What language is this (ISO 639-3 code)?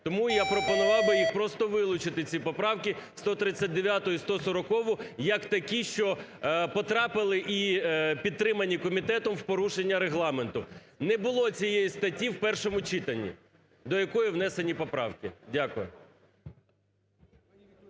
ukr